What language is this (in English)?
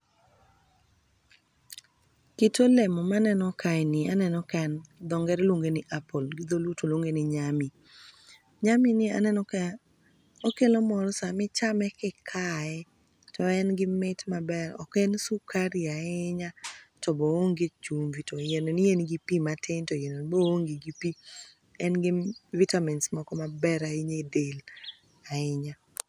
Luo (Kenya and Tanzania)